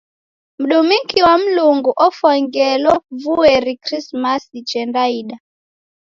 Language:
Taita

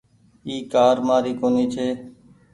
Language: Goaria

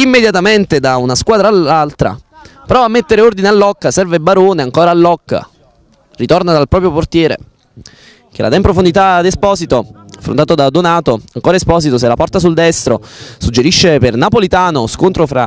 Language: Italian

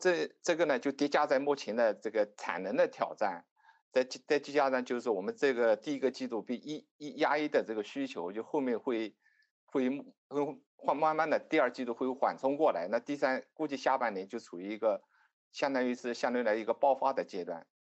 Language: Chinese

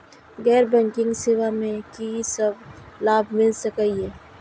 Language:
Maithili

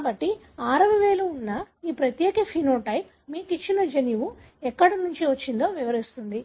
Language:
Telugu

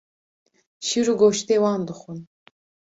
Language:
Kurdish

